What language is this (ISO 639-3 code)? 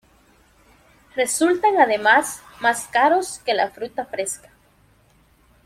spa